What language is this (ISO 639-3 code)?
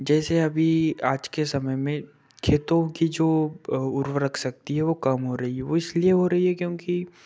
hin